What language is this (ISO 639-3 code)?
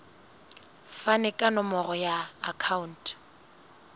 sot